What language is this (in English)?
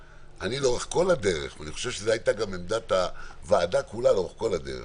Hebrew